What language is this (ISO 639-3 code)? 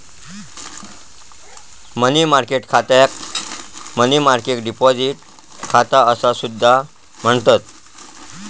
mar